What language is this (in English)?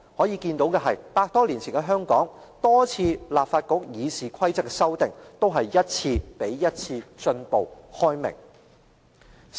Cantonese